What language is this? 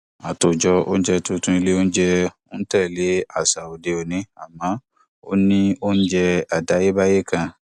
Yoruba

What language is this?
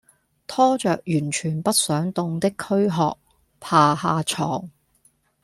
Cantonese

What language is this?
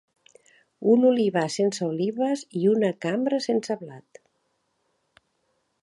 Catalan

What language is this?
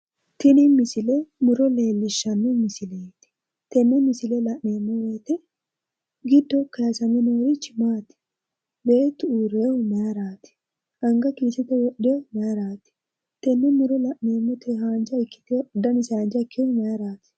Sidamo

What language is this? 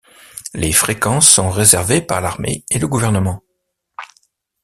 French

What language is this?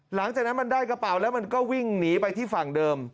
Thai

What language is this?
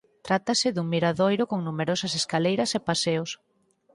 Galician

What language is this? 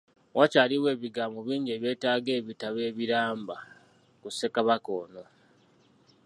Ganda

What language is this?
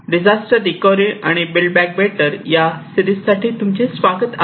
Marathi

